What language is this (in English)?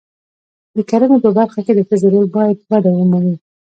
Pashto